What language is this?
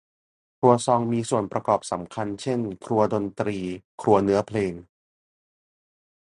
Thai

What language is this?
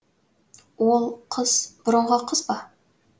Kazakh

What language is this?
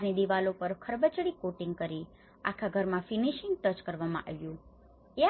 Gujarati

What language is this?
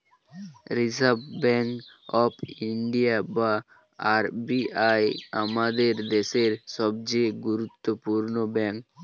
Bangla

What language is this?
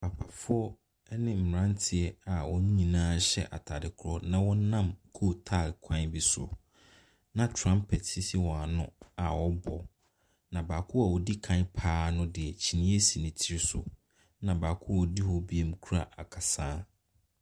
Akan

